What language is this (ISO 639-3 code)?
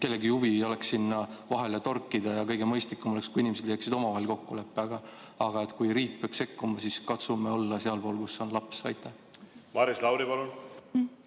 est